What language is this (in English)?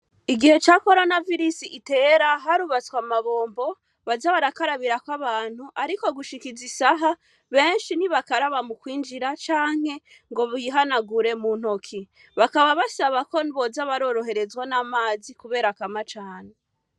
Rundi